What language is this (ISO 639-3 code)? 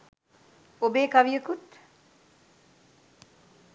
sin